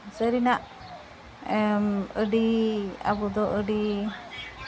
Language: Santali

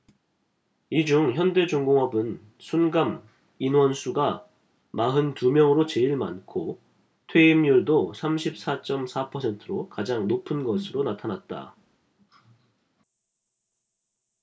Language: Korean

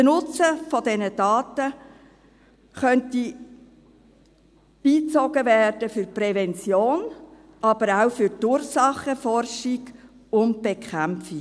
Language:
Swiss German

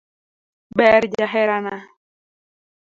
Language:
Luo (Kenya and Tanzania)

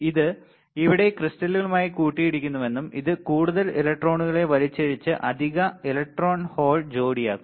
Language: Malayalam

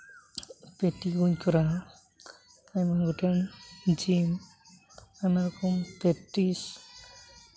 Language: Santali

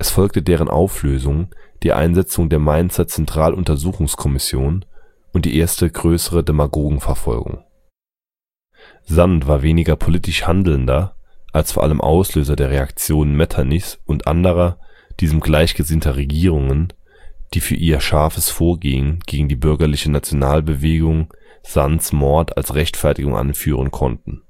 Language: German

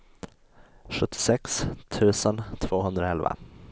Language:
Swedish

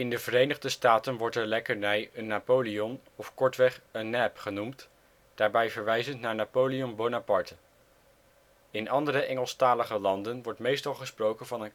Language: Dutch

